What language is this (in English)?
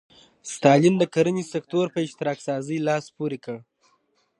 Pashto